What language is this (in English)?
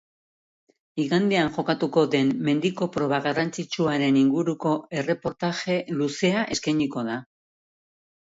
Basque